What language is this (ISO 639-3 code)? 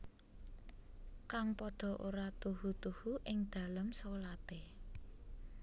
jav